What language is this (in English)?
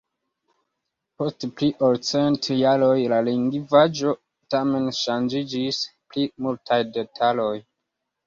Esperanto